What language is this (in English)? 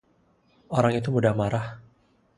Indonesian